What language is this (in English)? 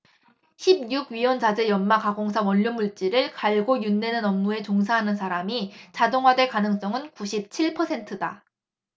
Korean